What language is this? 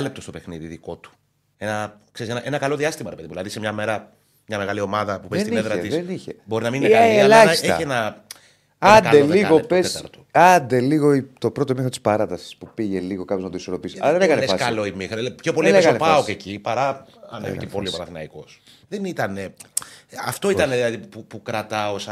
Greek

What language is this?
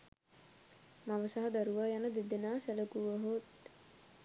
Sinhala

